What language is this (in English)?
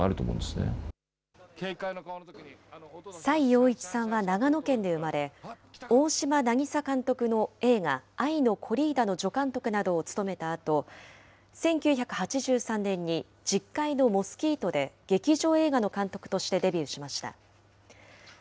Japanese